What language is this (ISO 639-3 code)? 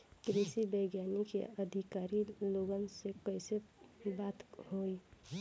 bho